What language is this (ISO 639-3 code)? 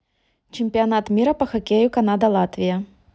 rus